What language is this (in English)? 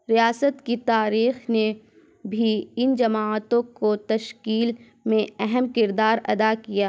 Urdu